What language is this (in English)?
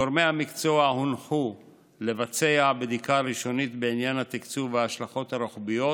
Hebrew